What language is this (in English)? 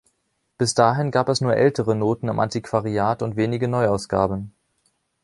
German